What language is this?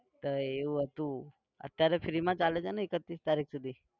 Gujarati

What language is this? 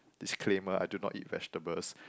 English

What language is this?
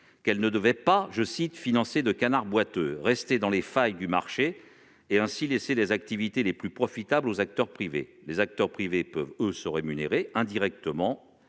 French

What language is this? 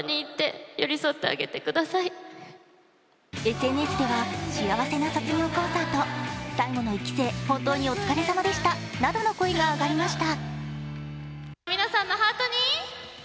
Japanese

